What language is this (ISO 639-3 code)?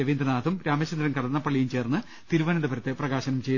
mal